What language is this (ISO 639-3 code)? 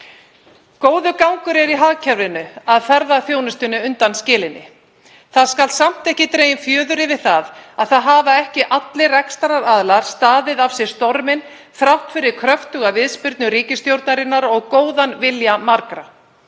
isl